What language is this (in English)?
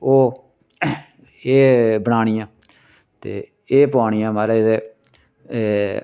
Dogri